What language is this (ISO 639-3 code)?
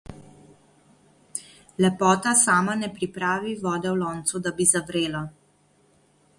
slv